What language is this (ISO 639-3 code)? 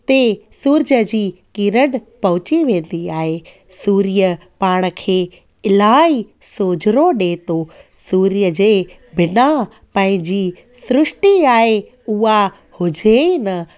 snd